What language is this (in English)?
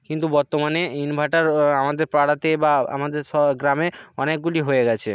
Bangla